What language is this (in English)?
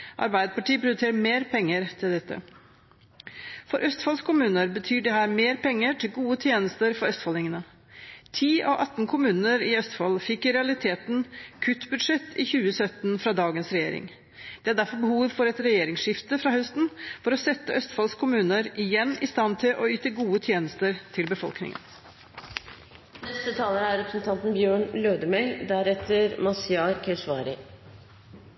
Norwegian